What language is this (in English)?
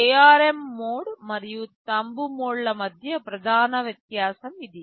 Telugu